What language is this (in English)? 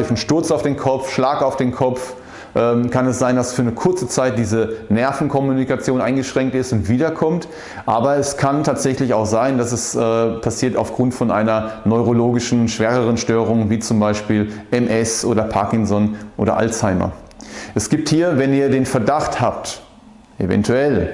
German